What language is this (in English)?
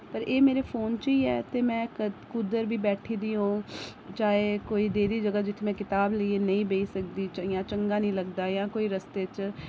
Dogri